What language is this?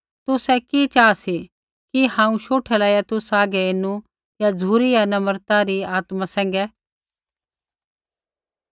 Kullu Pahari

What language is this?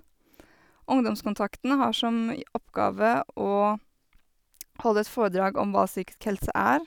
Norwegian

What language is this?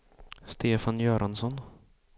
Swedish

